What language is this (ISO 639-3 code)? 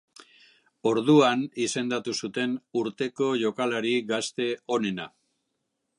eus